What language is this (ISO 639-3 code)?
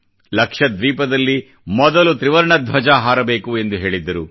kan